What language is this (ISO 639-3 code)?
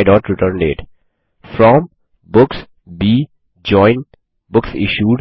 hin